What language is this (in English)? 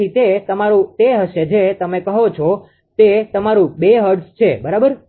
Gujarati